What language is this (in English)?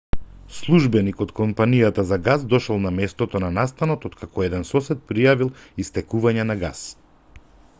Macedonian